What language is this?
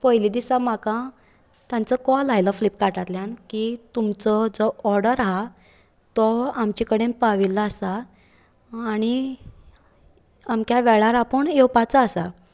Konkani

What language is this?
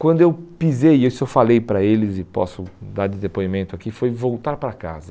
Portuguese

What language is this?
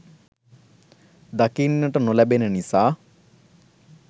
Sinhala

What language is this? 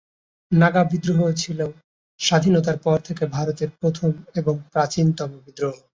Bangla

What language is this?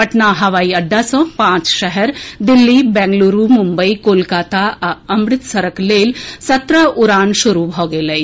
Maithili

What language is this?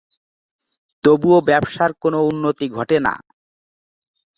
Bangla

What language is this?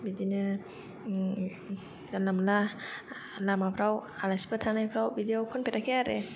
Bodo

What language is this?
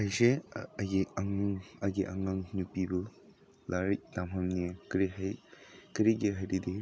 Manipuri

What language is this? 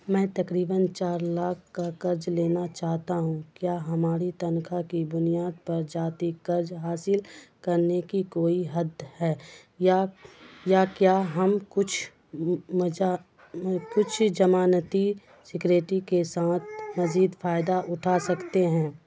Urdu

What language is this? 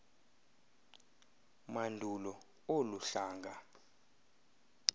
Xhosa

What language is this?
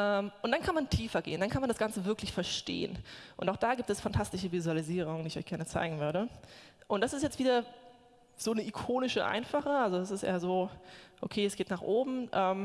German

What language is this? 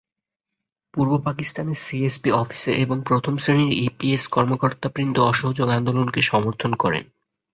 Bangla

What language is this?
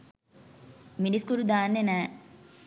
Sinhala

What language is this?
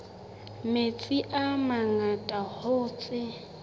Southern Sotho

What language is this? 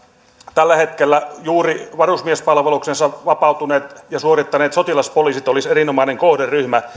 Finnish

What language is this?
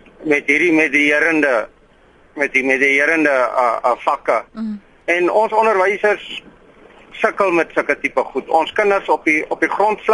Malay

